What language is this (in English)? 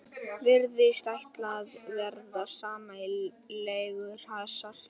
Icelandic